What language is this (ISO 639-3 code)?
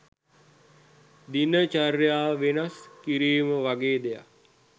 sin